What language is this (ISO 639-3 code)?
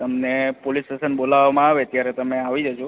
guj